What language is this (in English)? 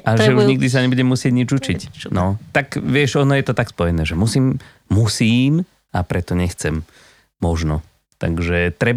Slovak